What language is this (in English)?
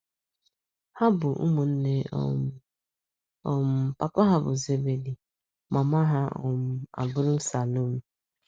Igbo